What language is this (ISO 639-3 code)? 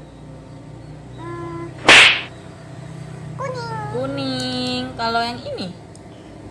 ind